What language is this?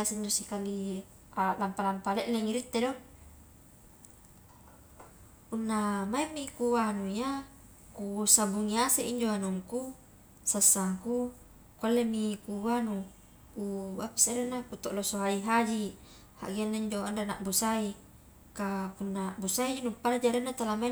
Highland Konjo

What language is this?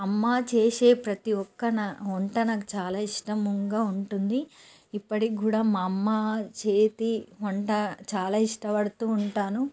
Telugu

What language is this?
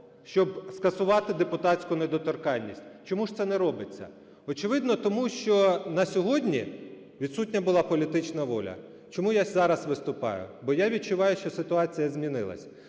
Ukrainian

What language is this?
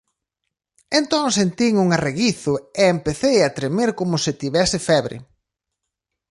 Galician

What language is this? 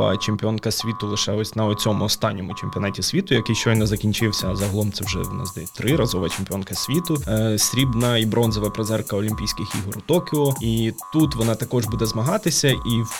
Ukrainian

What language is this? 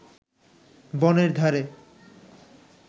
Bangla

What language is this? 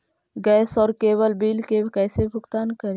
Magahi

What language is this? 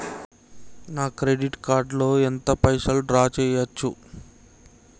Telugu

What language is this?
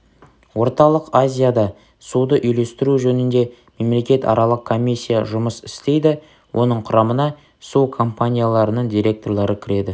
Kazakh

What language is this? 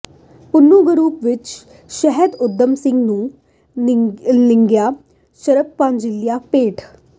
Punjabi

